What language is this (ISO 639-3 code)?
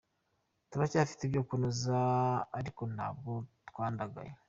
kin